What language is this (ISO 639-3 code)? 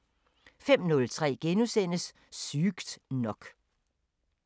dan